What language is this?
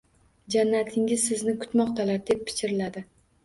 Uzbek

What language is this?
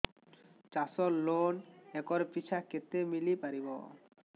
Odia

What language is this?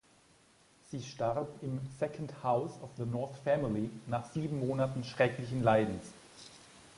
German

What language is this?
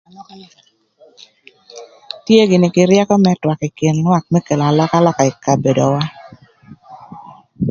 Thur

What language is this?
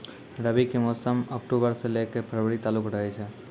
Maithili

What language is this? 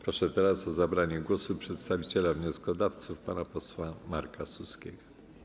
Polish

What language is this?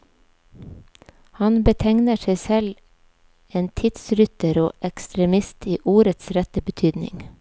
Norwegian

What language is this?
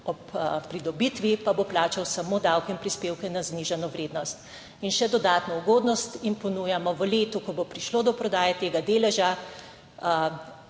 Slovenian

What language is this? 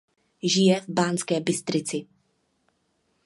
Czech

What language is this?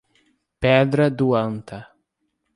Portuguese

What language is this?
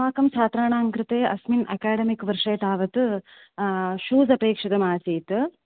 Sanskrit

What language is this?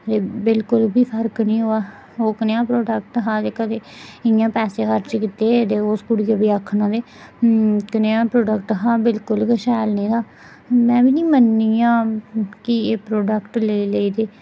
Dogri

